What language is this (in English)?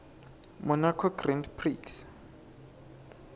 Swati